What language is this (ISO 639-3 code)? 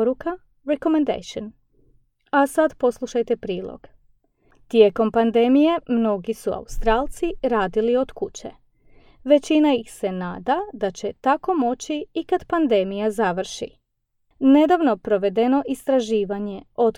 hrv